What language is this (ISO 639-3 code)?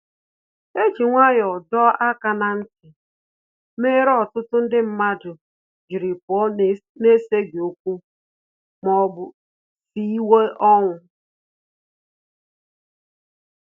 ibo